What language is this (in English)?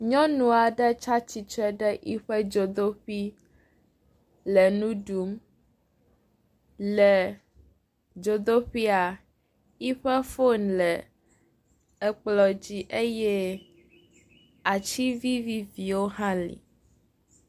Ewe